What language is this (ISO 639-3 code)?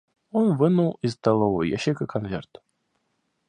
rus